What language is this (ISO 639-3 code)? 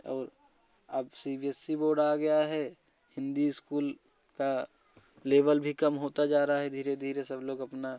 hin